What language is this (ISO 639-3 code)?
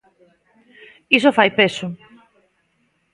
glg